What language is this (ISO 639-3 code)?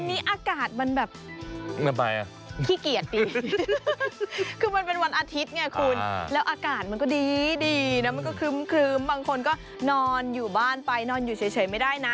tha